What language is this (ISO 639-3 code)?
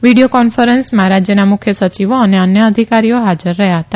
guj